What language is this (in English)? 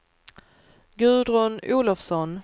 Swedish